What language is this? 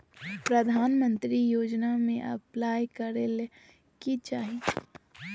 Magahi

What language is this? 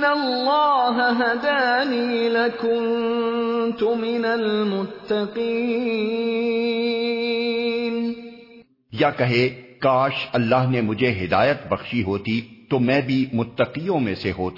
Urdu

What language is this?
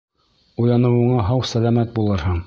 Bashkir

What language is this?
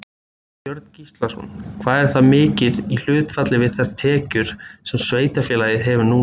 Icelandic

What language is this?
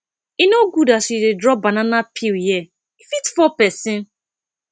Nigerian Pidgin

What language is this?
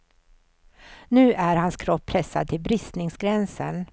Swedish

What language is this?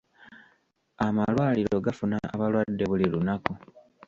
Ganda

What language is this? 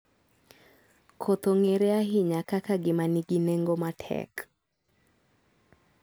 Luo (Kenya and Tanzania)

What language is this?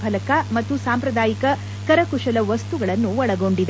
Kannada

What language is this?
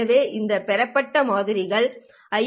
Tamil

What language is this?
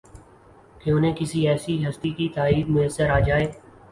Urdu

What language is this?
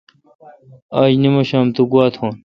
Kalkoti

